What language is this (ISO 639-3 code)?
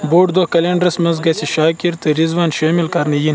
kas